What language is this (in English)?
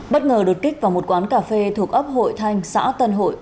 Vietnamese